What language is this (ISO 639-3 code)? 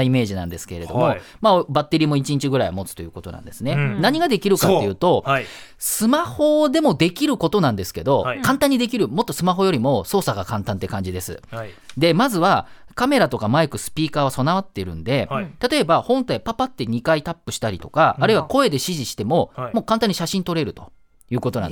jpn